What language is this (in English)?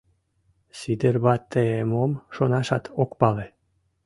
Mari